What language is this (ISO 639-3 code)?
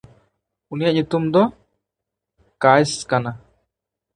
sat